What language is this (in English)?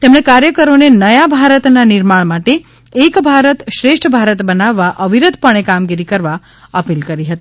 Gujarati